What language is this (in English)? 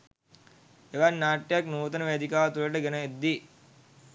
Sinhala